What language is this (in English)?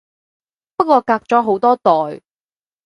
Cantonese